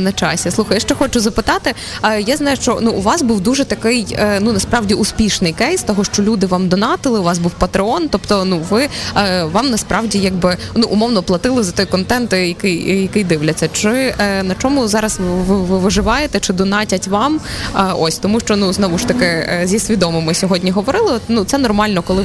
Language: Ukrainian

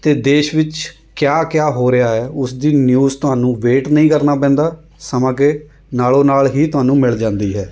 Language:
Punjabi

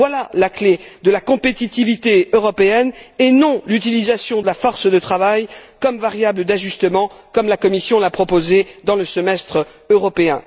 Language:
French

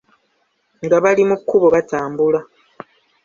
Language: Ganda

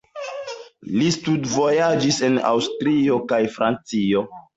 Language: Esperanto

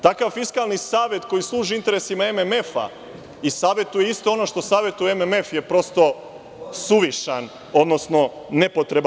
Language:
Serbian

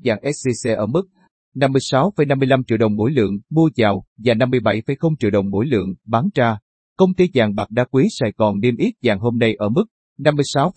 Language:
Vietnamese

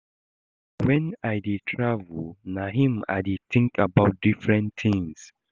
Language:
Nigerian Pidgin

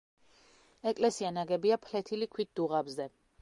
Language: Georgian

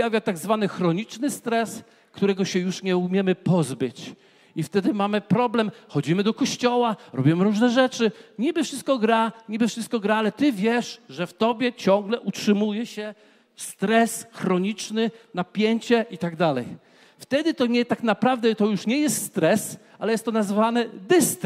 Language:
Polish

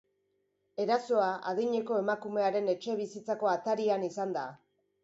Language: Basque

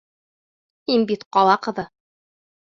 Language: Bashkir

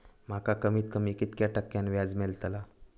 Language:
Marathi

